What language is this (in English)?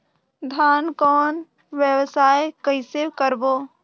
Chhattisgarhi